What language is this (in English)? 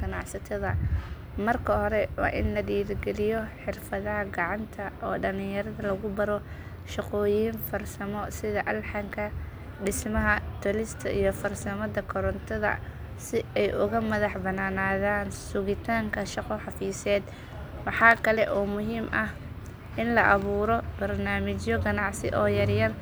Somali